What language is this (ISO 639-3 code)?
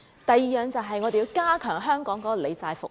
yue